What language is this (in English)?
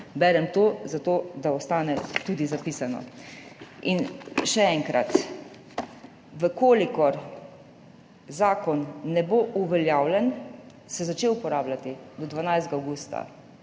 Slovenian